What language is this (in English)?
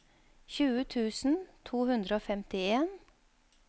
Norwegian